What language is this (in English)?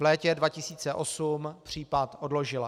Czech